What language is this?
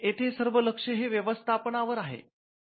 Marathi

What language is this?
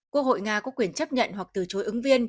Vietnamese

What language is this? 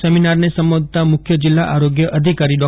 Gujarati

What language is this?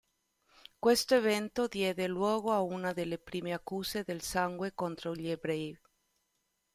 Italian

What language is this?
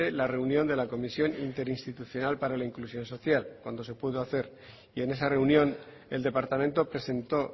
Spanish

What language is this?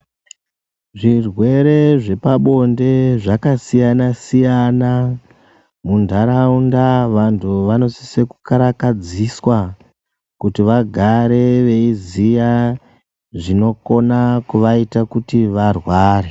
Ndau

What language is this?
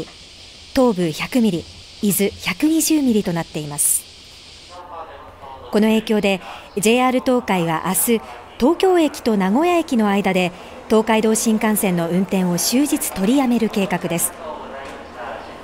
Japanese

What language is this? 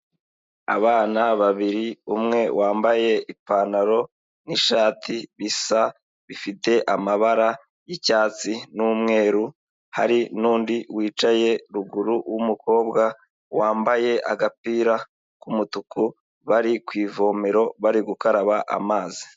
Kinyarwanda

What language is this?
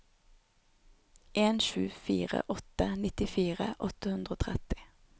Norwegian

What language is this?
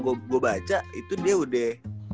Indonesian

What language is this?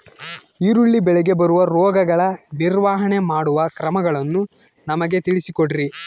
Kannada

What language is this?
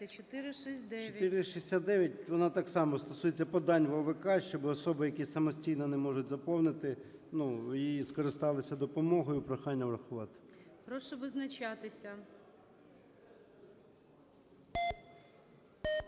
Ukrainian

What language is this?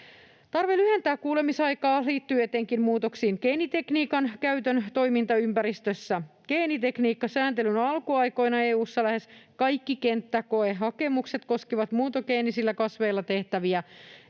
Finnish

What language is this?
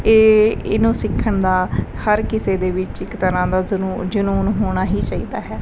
Punjabi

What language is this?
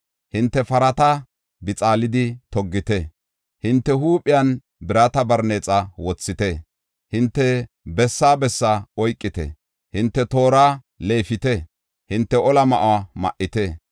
Gofa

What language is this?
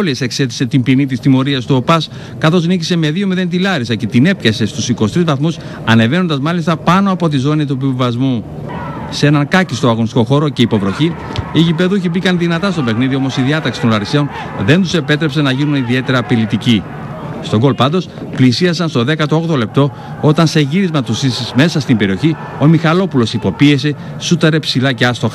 Greek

